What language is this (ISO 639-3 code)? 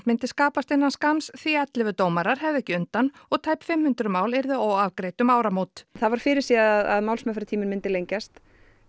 isl